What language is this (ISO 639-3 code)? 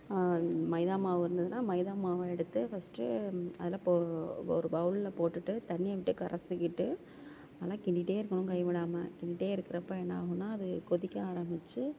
tam